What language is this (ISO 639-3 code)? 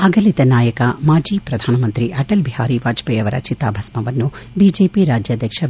kan